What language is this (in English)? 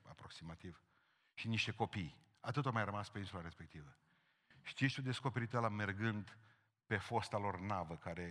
Romanian